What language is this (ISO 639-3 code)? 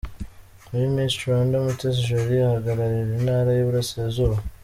kin